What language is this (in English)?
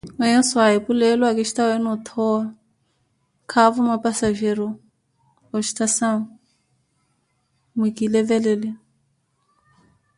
Koti